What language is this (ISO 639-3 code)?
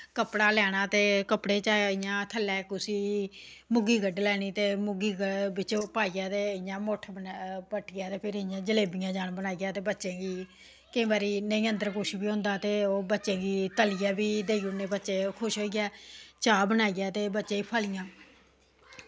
doi